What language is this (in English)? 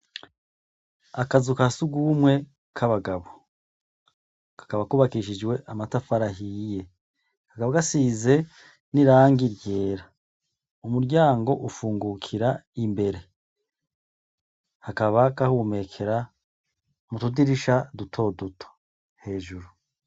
Rundi